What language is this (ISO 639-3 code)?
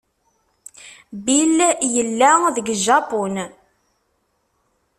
kab